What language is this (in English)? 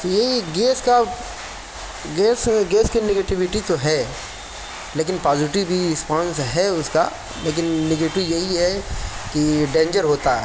Urdu